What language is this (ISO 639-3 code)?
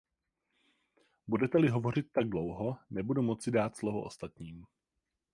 ces